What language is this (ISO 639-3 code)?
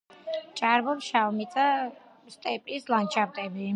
kat